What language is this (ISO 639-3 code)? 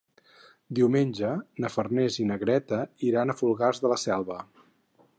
cat